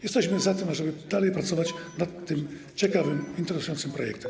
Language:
Polish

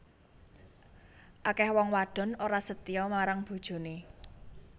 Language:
Javanese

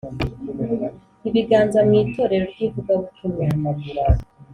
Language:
Kinyarwanda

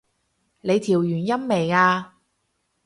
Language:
Cantonese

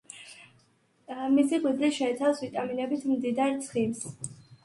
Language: Georgian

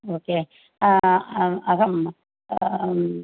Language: Sanskrit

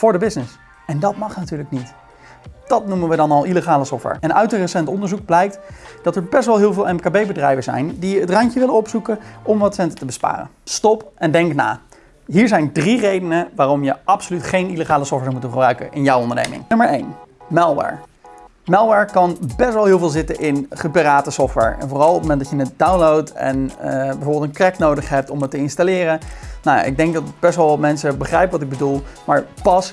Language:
Dutch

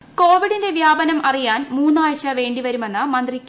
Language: Malayalam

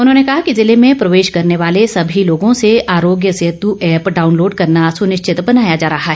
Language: Hindi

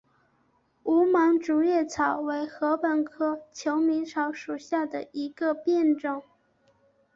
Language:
Chinese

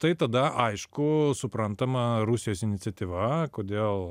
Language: Lithuanian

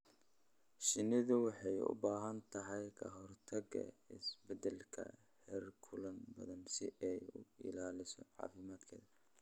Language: Somali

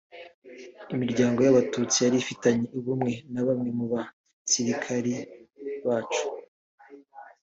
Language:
Kinyarwanda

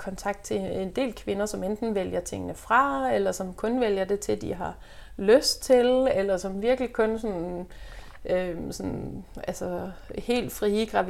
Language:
Danish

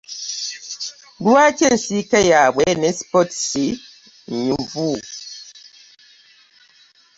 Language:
Ganda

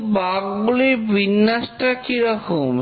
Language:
Bangla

